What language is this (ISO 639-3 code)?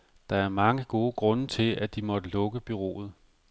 dan